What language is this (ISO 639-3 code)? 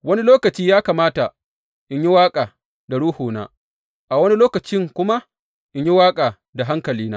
hau